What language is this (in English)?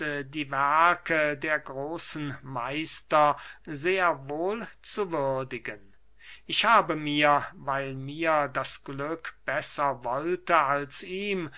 German